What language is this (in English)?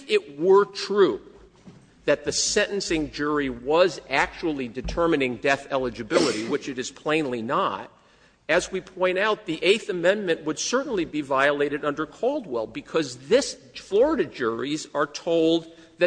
English